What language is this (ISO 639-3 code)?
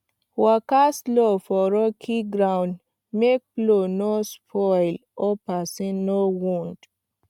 pcm